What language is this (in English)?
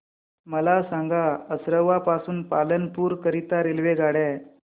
Marathi